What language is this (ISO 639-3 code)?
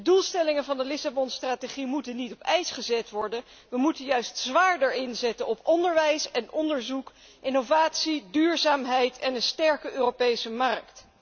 nld